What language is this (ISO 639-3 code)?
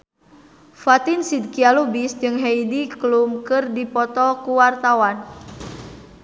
sun